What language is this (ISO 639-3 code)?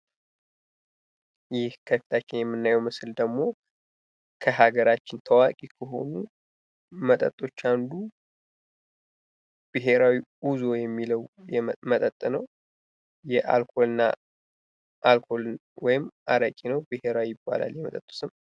amh